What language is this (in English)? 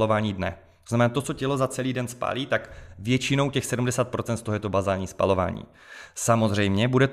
Czech